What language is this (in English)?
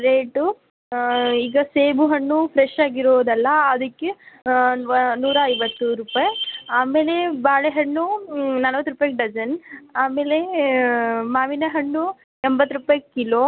Kannada